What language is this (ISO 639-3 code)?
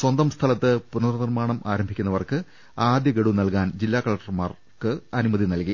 mal